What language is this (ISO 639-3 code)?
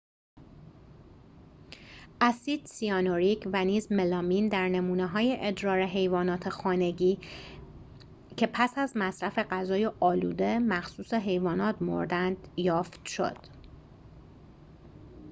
fas